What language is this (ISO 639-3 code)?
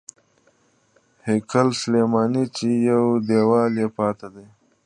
pus